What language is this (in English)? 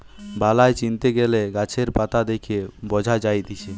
Bangla